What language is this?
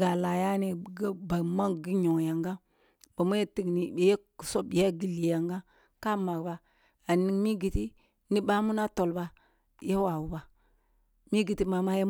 Kulung (Nigeria)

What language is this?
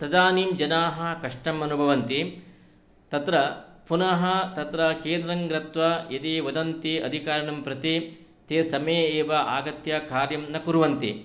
Sanskrit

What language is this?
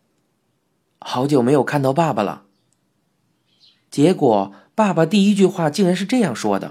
Chinese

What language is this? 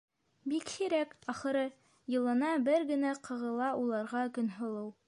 Bashkir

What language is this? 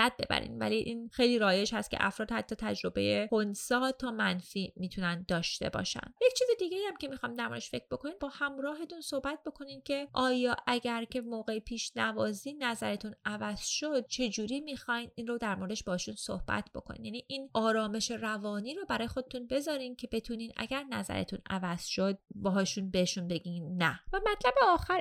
Persian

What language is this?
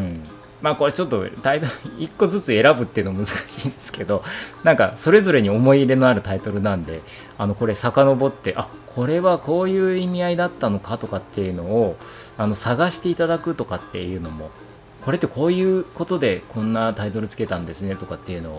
Japanese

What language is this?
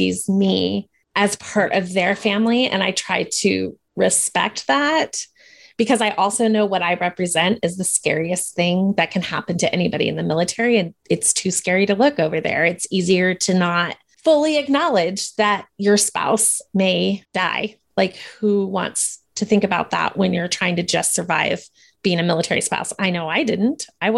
English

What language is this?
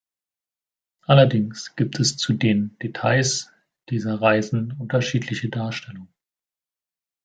German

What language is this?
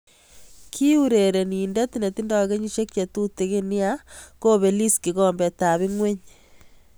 Kalenjin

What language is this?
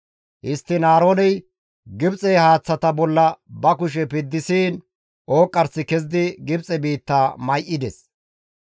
Gamo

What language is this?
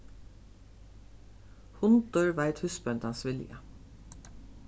Faroese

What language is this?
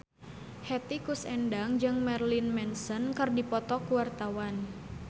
Sundanese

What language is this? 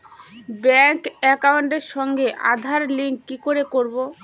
Bangla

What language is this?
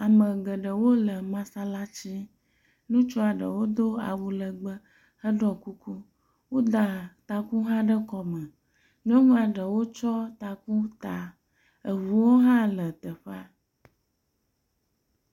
Ewe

